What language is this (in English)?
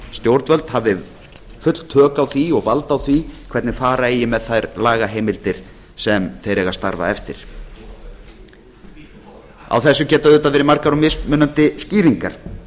Icelandic